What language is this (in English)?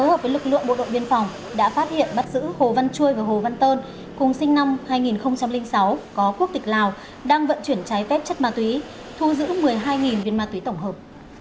Vietnamese